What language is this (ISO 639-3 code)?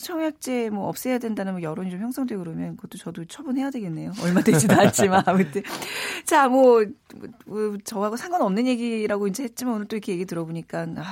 kor